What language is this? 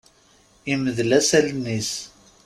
Kabyle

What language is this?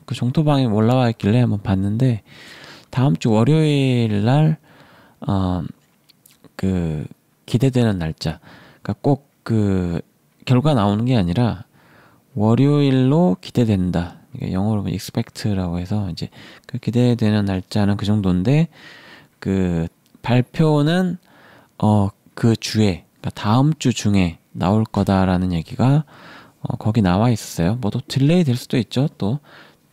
Korean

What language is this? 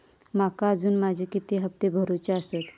Marathi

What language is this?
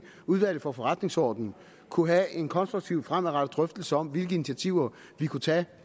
Danish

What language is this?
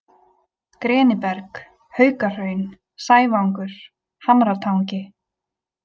Icelandic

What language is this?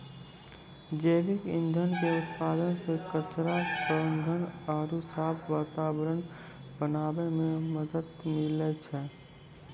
Maithili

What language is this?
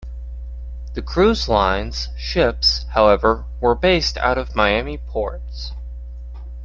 English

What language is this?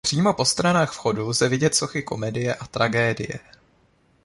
Czech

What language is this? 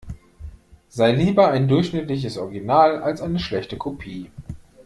German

